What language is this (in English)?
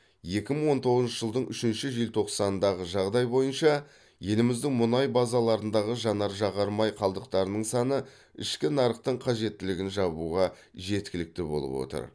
Kazakh